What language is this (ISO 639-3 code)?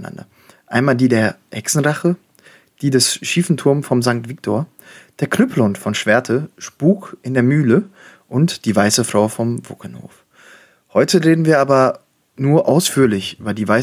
deu